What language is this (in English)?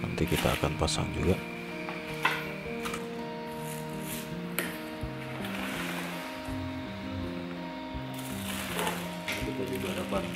Indonesian